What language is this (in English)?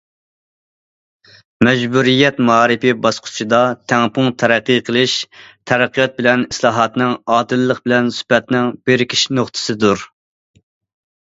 Uyghur